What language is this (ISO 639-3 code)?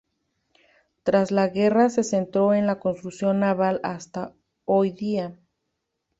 spa